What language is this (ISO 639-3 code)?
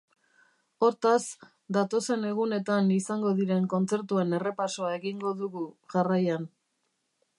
eus